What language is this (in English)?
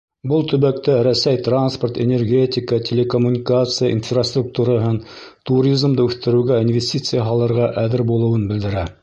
Bashkir